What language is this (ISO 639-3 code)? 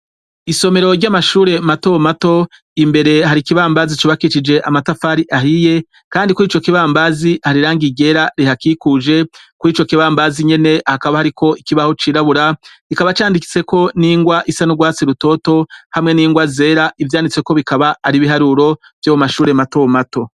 run